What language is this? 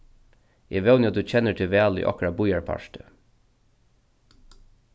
Faroese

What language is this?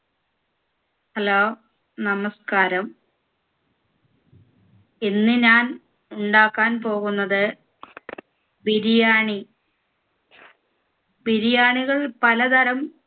Malayalam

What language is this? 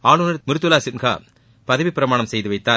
Tamil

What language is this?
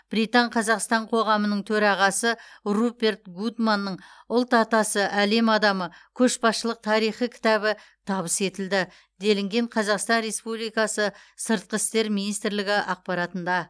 Kazakh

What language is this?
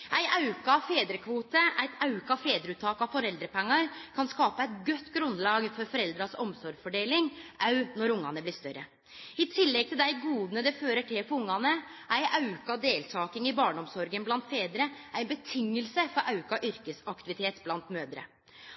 Norwegian Nynorsk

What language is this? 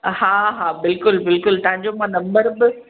Sindhi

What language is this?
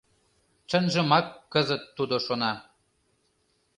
Mari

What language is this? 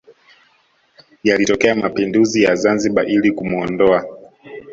Swahili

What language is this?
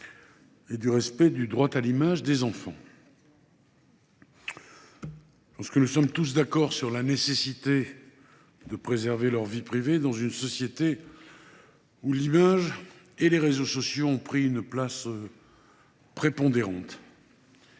French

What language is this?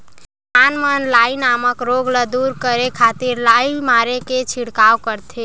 Chhattisgarhi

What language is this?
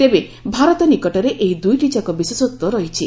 Odia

